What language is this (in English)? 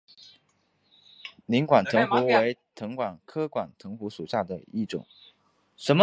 Chinese